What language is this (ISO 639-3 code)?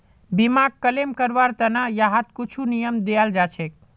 mag